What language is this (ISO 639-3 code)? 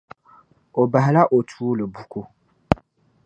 dag